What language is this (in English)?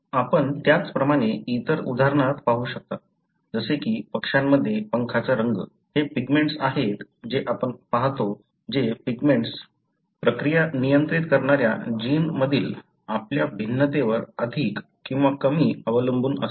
Marathi